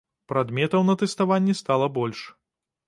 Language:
Belarusian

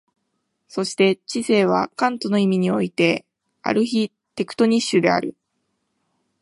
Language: Japanese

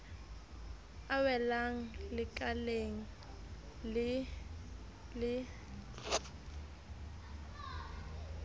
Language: Southern Sotho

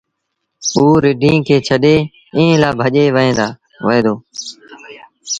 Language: Sindhi Bhil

